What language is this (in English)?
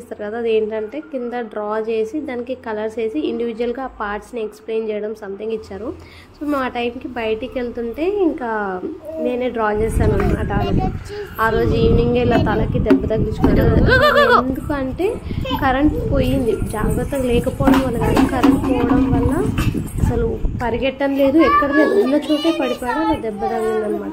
Indonesian